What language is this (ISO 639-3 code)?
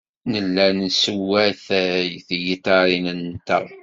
kab